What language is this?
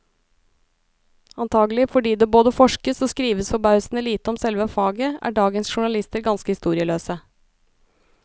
Norwegian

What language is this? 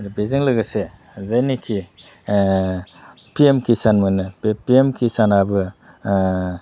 Bodo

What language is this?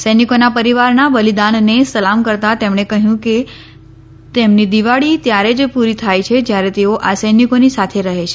Gujarati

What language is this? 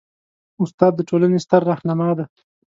Pashto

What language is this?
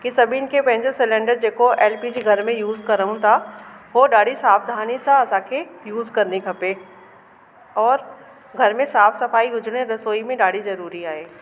Sindhi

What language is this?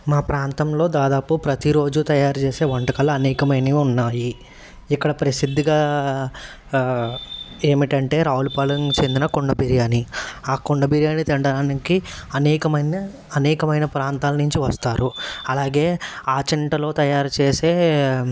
Telugu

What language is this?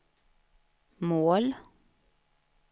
Swedish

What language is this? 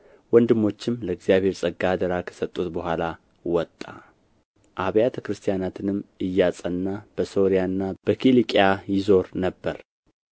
Amharic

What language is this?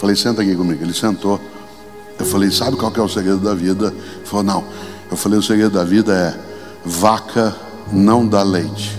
Portuguese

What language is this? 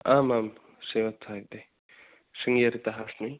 Sanskrit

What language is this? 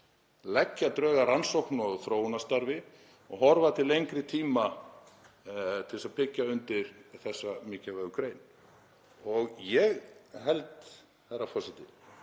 Icelandic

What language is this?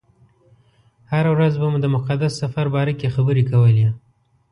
Pashto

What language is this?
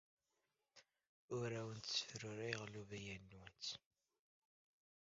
Kabyle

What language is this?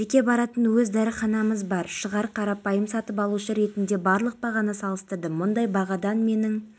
Kazakh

